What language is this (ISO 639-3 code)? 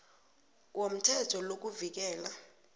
nbl